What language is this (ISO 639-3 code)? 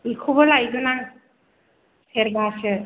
brx